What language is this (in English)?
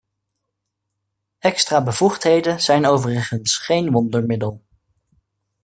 Dutch